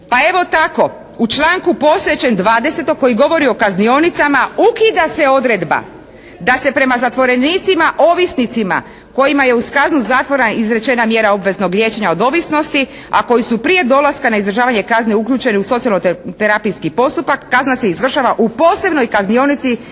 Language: Croatian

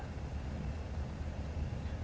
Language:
Indonesian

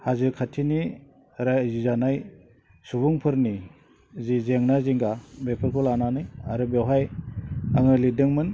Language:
Bodo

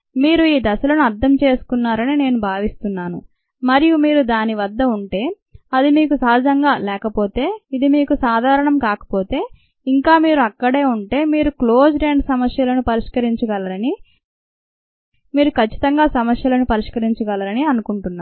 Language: Telugu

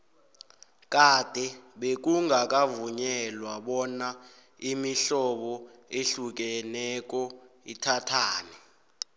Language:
South Ndebele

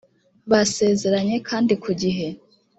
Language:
Kinyarwanda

